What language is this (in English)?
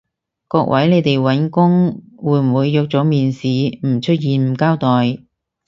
Cantonese